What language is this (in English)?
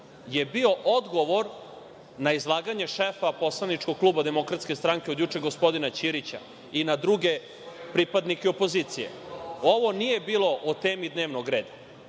Serbian